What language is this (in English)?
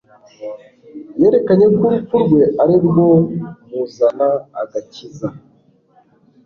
Kinyarwanda